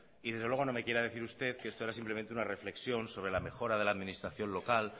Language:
Spanish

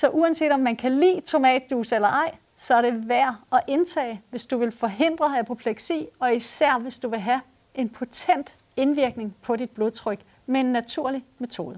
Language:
Danish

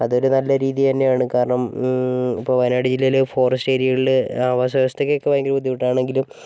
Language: Malayalam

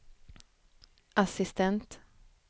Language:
Swedish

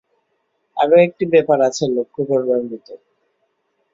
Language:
Bangla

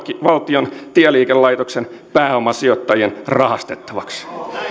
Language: Finnish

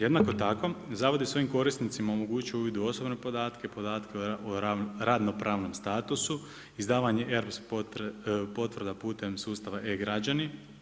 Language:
Croatian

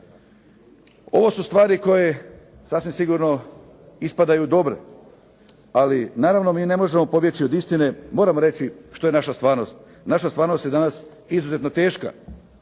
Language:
Croatian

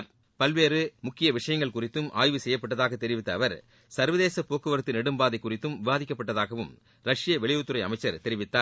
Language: Tamil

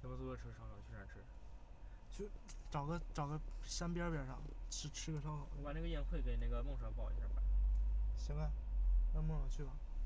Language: Chinese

